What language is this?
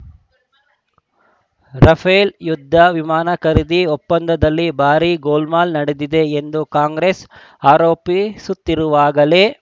Kannada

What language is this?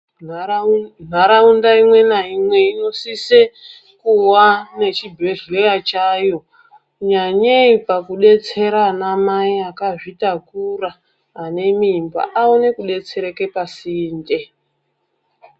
Ndau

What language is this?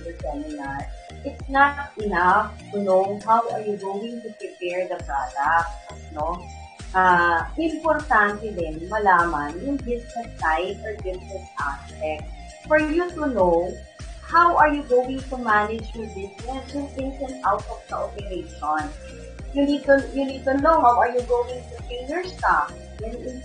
Filipino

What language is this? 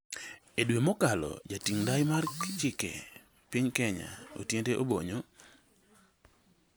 Luo (Kenya and Tanzania)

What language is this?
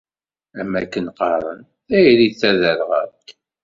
Kabyle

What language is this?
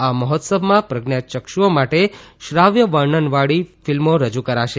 Gujarati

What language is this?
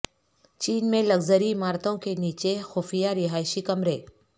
Urdu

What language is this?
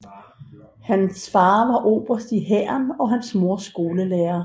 Danish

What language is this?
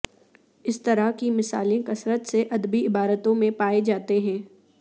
Urdu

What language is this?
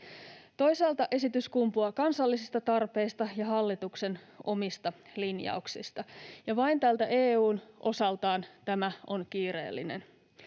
Finnish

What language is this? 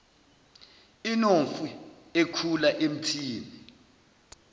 Zulu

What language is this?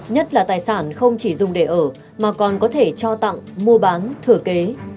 Vietnamese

